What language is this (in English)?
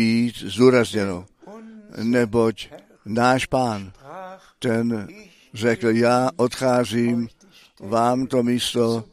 Czech